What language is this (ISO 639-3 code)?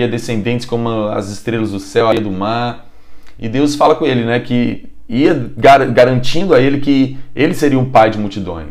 por